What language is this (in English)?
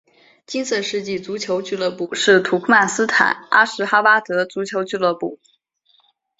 Chinese